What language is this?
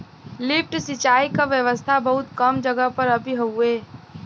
Bhojpuri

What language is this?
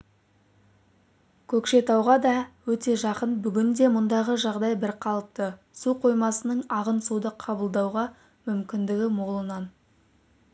Kazakh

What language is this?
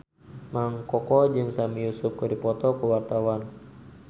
Sundanese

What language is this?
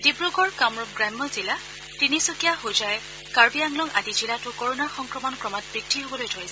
Assamese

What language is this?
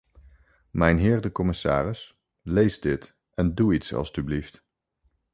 Dutch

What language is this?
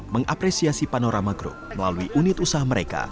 Indonesian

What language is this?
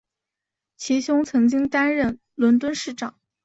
Chinese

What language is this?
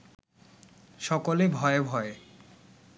Bangla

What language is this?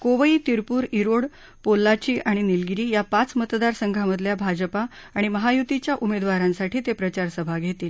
Marathi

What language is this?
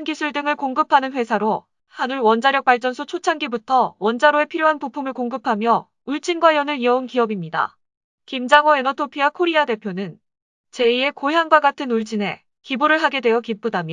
Korean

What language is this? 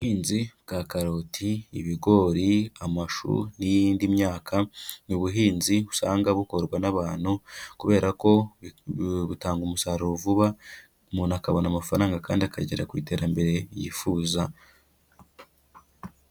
Kinyarwanda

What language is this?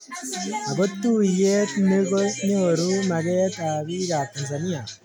Kalenjin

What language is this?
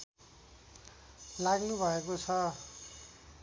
Nepali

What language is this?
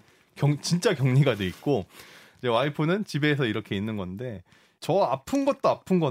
Korean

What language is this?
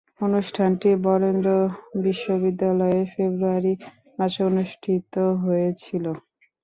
Bangla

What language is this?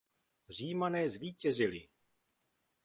Czech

